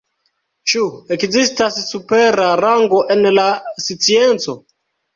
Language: Esperanto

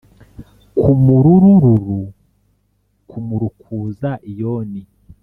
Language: Kinyarwanda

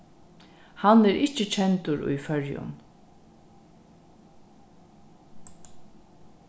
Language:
Faroese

